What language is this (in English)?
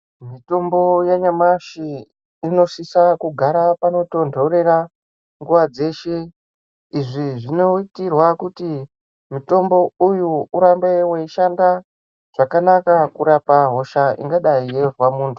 Ndau